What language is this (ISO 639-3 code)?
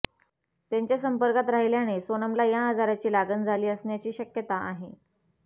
mar